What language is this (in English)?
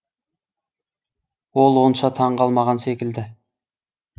Kazakh